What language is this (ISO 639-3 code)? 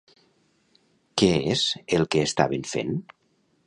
cat